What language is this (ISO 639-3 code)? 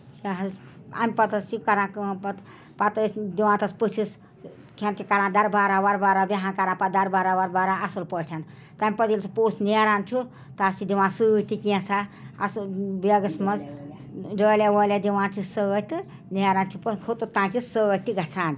kas